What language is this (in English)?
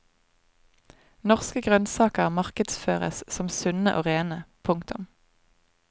Norwegian